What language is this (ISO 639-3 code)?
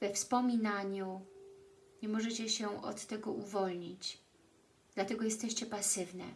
pol